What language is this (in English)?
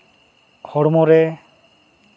Santali